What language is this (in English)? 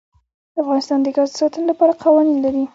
Pashto